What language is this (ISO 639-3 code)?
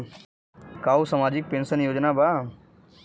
bho